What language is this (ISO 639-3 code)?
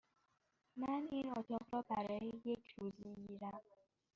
fas